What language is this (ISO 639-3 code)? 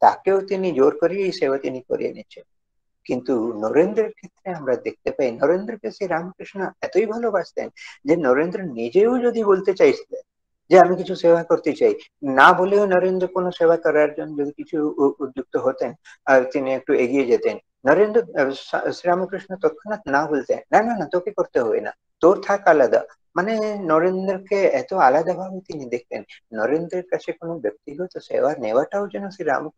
kor